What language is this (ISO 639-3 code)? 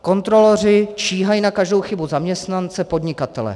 ces